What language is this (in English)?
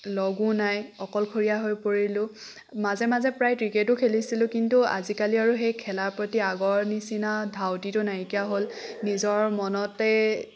Assamese